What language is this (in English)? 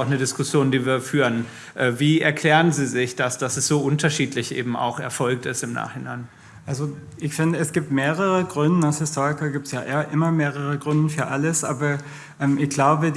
German